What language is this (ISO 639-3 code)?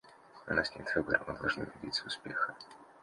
rus